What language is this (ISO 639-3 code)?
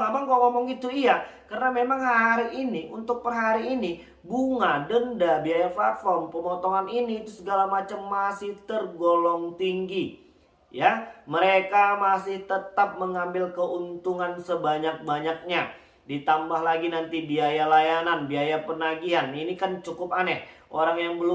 ind